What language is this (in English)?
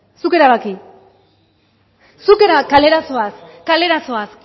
Basque